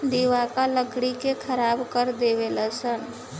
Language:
Bhojpuri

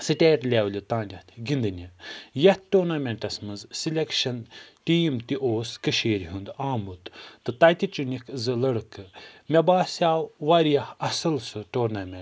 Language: Kashmiri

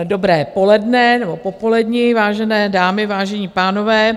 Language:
Czech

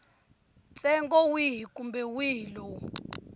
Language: Tsonga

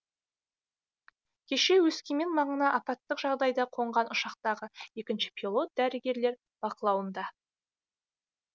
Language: Kazakh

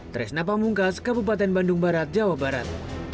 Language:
Indonesian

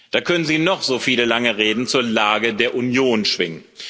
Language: German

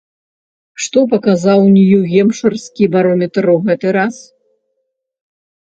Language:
Belarusian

